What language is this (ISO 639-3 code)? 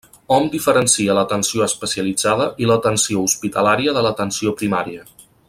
cat